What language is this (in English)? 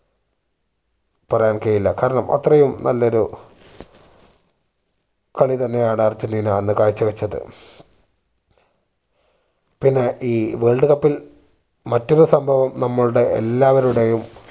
Malayalam